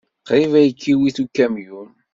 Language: Kabyle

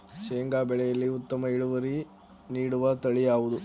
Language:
Kannada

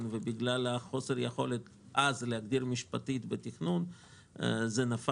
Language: Hebrew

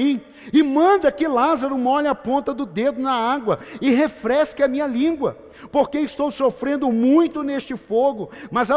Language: Portuguese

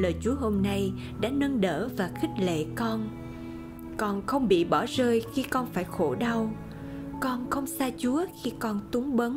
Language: Vietnamese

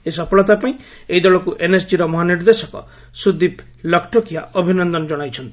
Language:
Odia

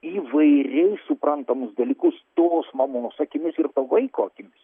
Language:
Lithuanian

